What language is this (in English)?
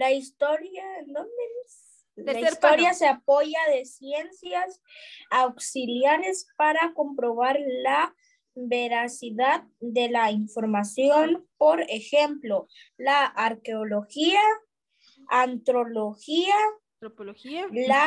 Spanish